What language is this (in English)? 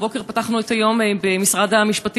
Hebrew